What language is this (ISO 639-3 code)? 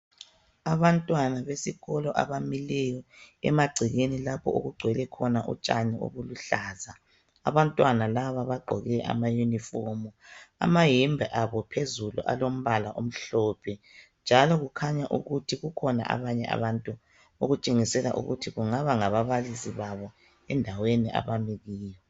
nde